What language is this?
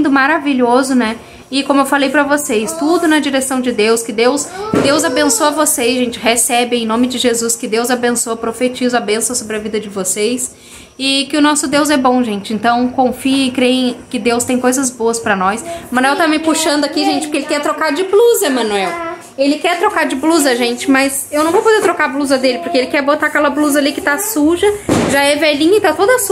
Portuguese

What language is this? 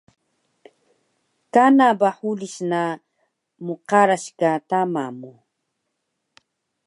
Taroko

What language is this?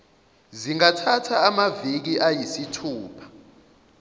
Zulu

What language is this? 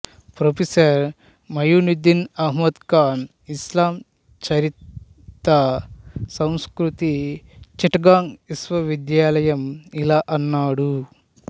Telugu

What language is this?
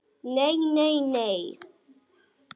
Icelandic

